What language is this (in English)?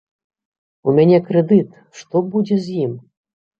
Belarusian